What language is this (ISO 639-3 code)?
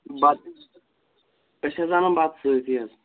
kas